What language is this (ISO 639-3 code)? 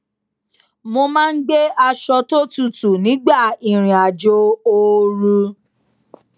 yor